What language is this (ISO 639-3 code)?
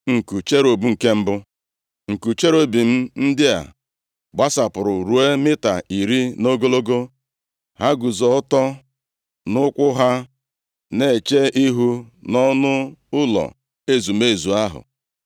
ibo